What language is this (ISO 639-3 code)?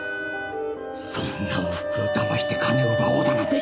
jpn